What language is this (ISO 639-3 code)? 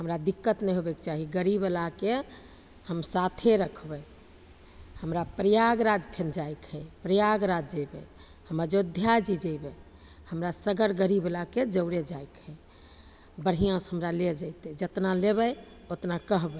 mai